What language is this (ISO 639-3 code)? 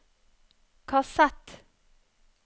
nor